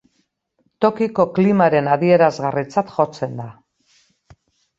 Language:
Basque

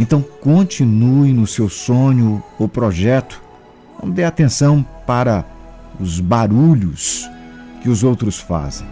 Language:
Portuguese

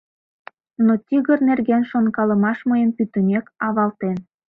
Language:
Mari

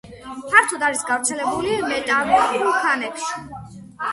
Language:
Georgian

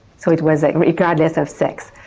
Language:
English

